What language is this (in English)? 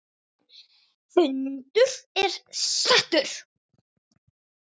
Icelandic